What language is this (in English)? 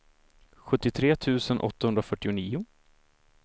Swedish